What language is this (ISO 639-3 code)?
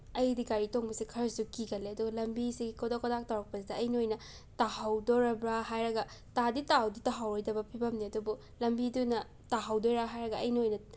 mni